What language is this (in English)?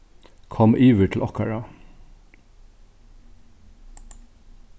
Faroese